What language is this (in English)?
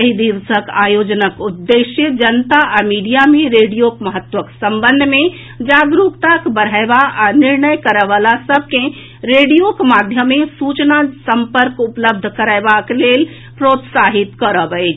Maithili